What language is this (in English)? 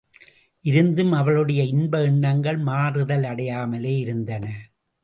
Tamil